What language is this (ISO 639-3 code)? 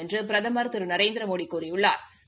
tam